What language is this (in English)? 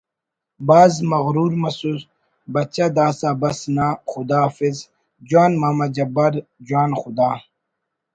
Brahui